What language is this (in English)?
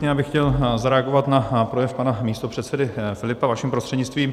Czech